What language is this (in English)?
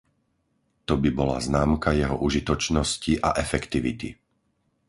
Slovak